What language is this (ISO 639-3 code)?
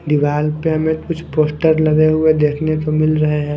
hin